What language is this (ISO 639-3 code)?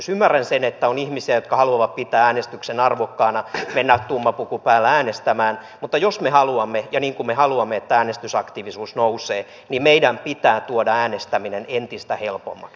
fin